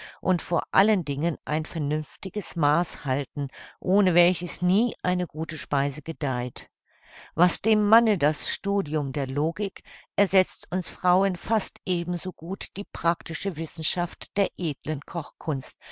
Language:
German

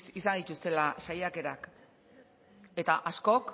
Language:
Basque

